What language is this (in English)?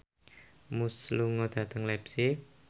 Javanese